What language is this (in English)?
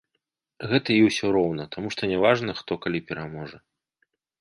Belarusian